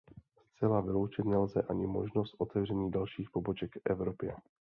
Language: Czech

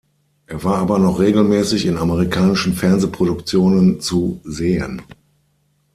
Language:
German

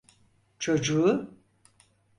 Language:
Turkish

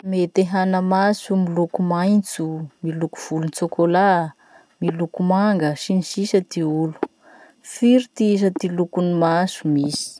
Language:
Masikoro Malagasy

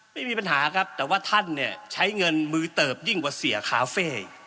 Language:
Thai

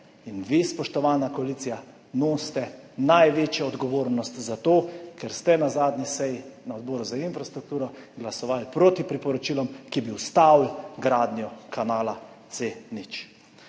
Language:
Slovenian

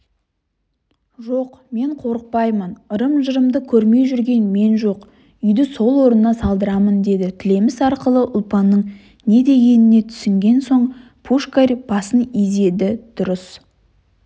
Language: Kazakh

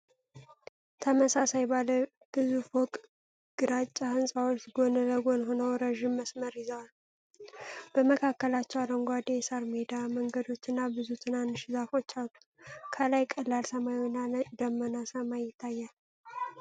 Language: Amharic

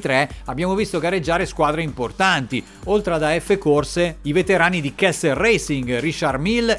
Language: Italian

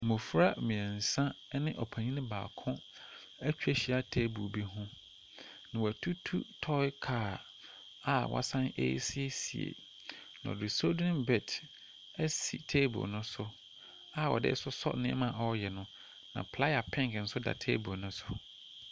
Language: Akan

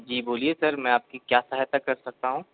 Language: Hindi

